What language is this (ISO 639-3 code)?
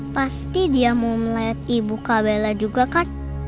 ind